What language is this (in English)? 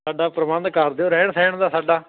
Punjabi